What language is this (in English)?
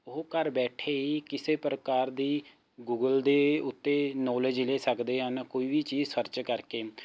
Punjabi